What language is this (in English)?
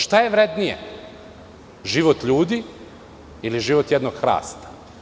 Serbian